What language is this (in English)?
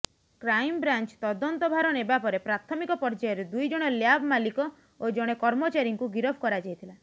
Odia